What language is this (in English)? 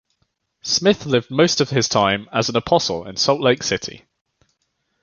English